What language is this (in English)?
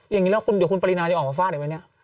Thai